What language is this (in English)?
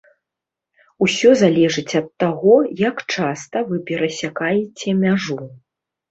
Belarusian